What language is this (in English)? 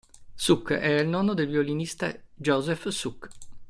Italian